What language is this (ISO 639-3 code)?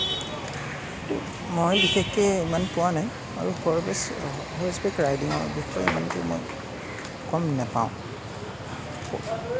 asm